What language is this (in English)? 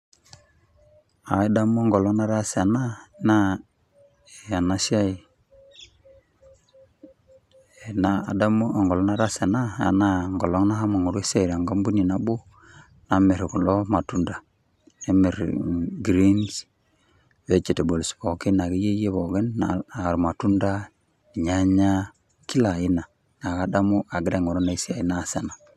Masai